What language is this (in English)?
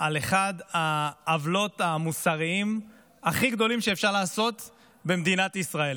Hebrew